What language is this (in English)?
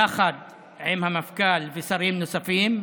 Hebrew